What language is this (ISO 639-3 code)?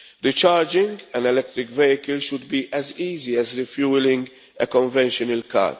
eng